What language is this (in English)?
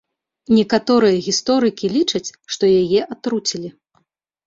Belarusian